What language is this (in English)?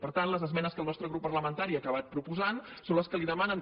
Catalan